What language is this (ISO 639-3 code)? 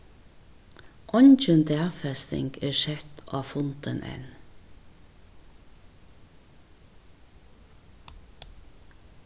fao